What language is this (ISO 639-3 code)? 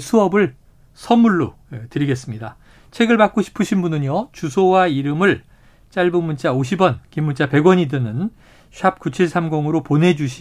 kor